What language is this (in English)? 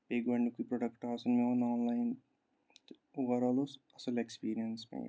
Kashmiri